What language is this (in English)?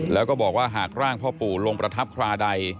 Thai